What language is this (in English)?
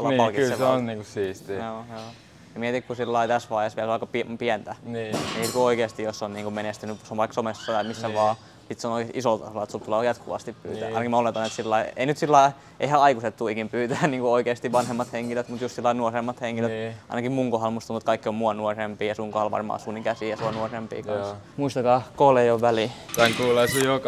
Finnish